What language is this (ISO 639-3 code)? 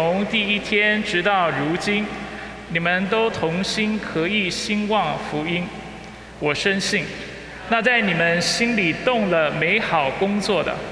zho